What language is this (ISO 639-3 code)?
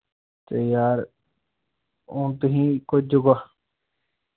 doi